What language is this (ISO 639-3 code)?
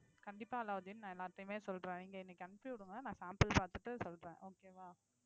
tam